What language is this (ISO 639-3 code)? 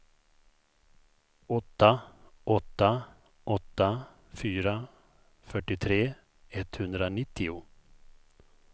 swe